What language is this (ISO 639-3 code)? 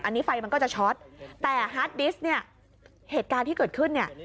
tha